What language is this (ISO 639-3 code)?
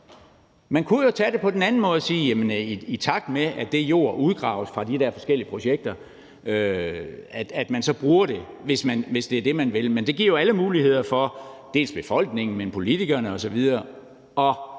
dan